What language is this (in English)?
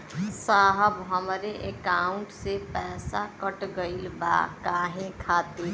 Bhojpuri